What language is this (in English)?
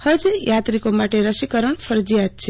Gujarati